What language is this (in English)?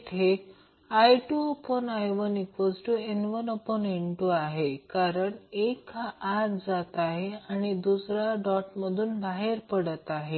Marathi